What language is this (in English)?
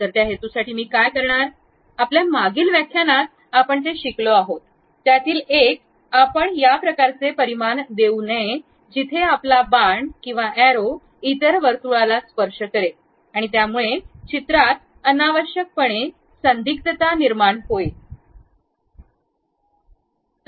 Marathi